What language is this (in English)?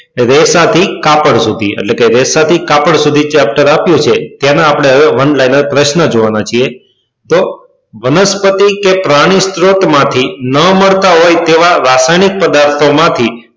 Gujarati